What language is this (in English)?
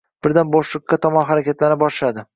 Uzbek